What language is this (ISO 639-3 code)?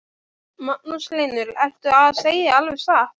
isl